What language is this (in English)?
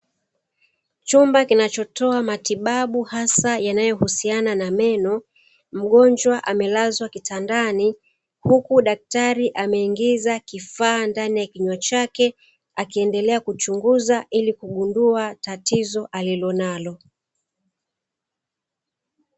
Swahili